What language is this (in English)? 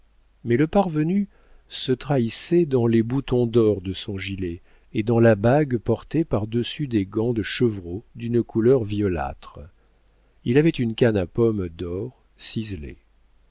French